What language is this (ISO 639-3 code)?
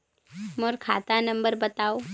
hne